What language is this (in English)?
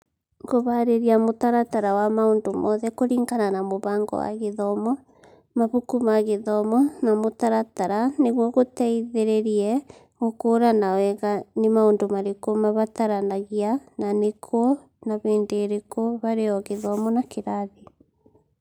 Kikuyu